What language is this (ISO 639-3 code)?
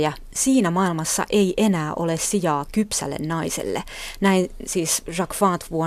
fin